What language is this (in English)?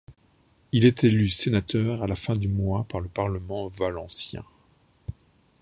French